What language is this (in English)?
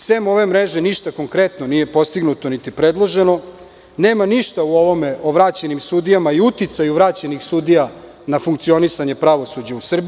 Serbian